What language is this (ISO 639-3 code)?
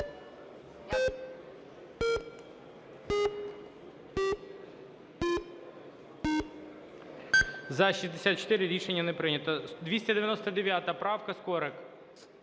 ukr